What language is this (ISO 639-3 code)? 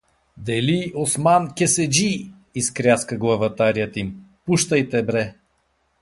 bul